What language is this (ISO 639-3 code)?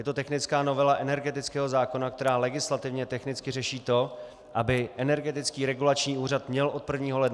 ces